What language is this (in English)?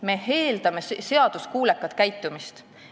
Estonian